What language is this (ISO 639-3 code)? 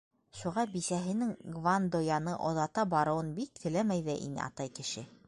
bak